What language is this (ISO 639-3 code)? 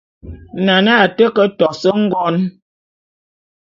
bum